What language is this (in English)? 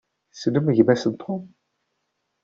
Kabyle